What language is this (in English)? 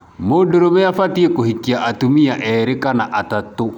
Kikuyu